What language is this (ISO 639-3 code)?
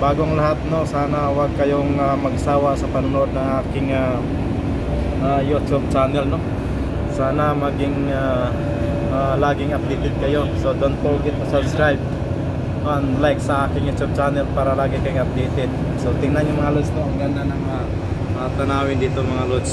fil